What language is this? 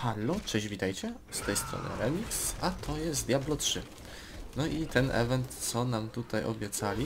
Polish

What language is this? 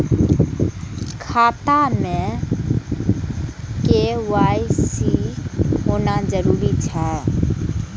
Maithili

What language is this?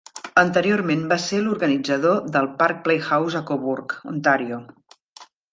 Catalan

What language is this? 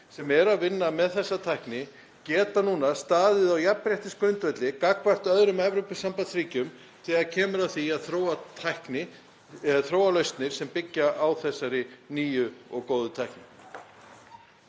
Icelandic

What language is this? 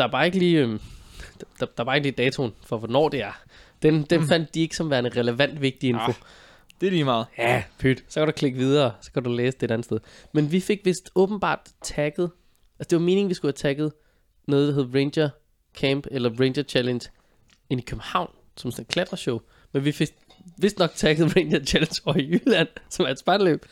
Danish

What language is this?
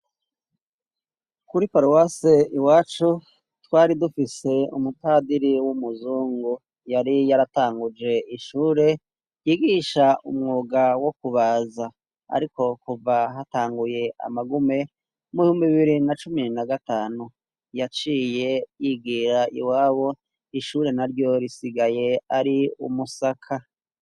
Rundi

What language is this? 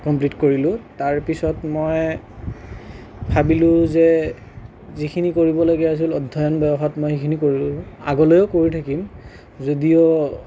Assamese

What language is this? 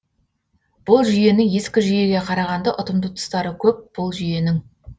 Kazakh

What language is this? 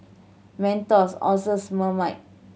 English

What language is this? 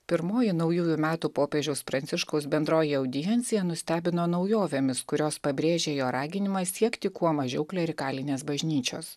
Lithuanian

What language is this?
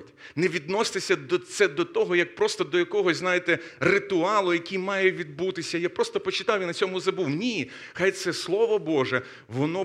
Ukrainian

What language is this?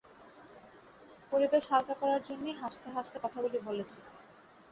Bangla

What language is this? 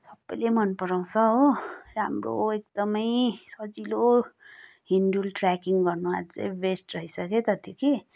Nepali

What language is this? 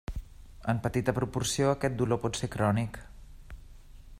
Catalan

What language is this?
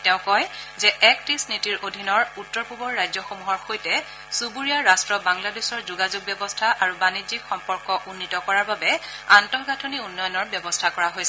Assamese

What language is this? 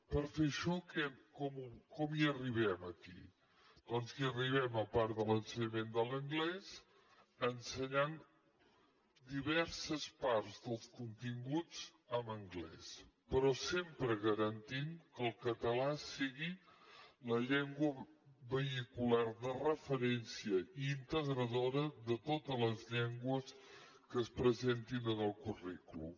Catalan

